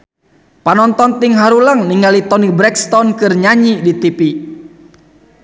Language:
Sundanese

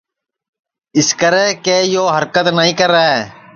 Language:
Sansi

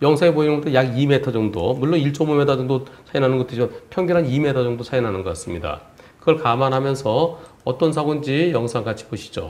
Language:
Korean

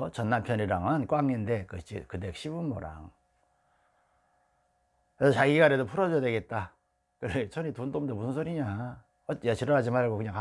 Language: Korean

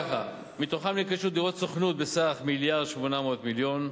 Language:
Hebrew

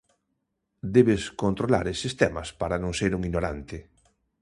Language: Galician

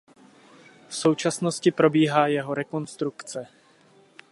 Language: Czech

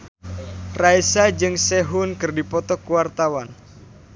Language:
Sundanese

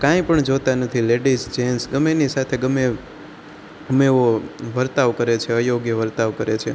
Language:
Gujarati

